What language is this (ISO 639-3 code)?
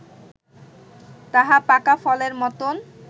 ben